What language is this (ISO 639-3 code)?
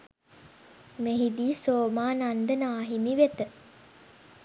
sin